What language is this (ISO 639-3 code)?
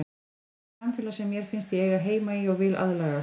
isl